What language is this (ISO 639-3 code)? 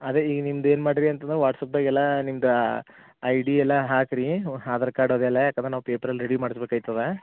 kan